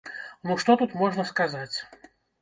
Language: Belarusian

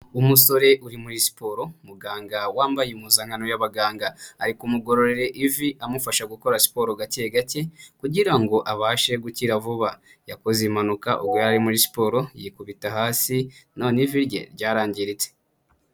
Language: Kinyarwanda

